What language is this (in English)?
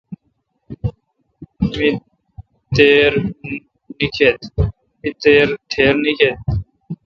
Kalkoti